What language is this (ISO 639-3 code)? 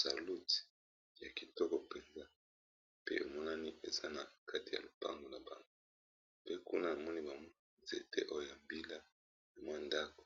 lin